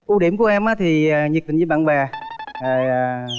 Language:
Vietnamese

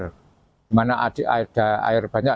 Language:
Indonesian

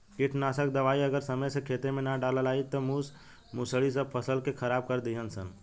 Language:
Bhojpuri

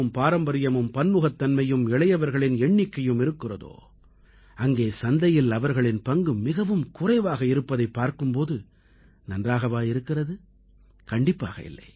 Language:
Tamil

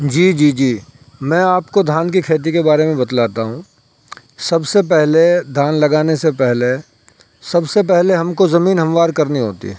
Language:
Urdu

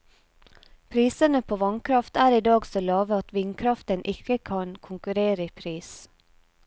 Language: Norwegian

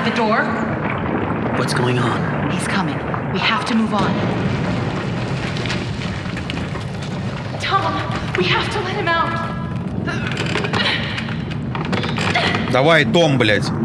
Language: Russian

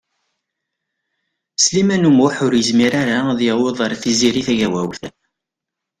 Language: Kabyle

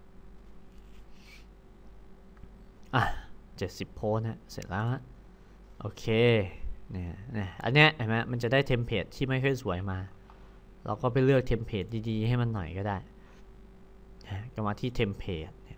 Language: Thai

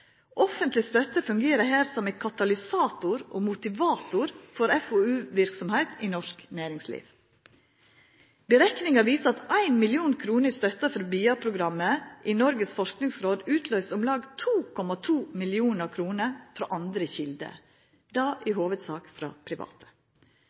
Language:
Norwegian Nynorsk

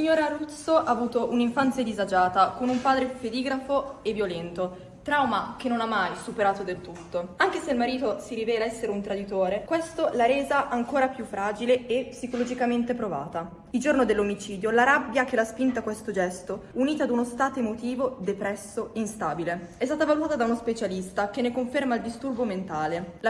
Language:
Italian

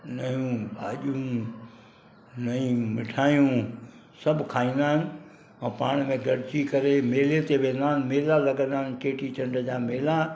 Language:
Sindhi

